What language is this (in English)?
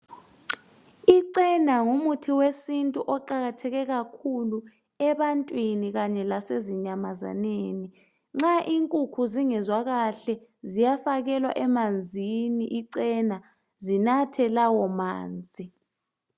North Ndebele